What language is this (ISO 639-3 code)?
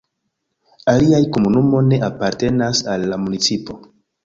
epo